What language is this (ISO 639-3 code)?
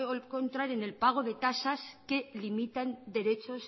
spa